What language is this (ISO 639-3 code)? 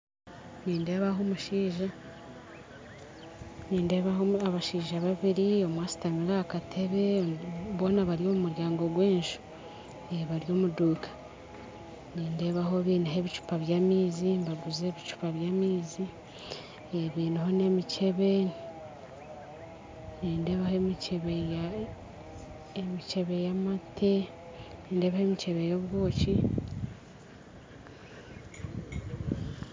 nyn